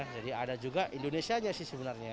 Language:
Indonesian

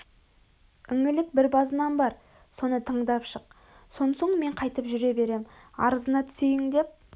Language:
Kazakh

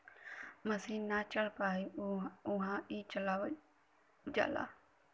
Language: Bhojpuri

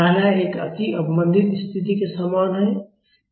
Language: Hindi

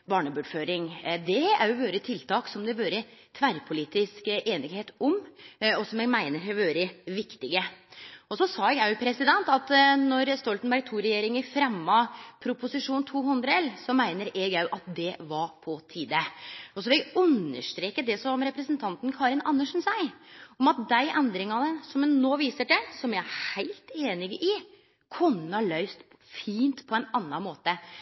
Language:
Norwegian Nynorsk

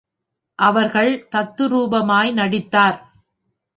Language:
Tamil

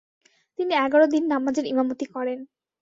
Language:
Bangla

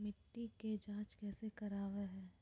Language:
Magahi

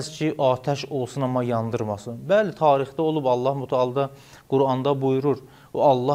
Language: Turkish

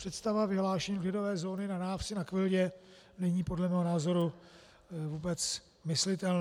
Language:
Czech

